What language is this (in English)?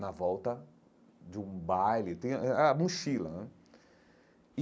Portuguese